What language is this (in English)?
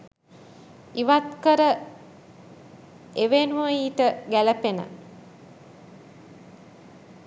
Sinhala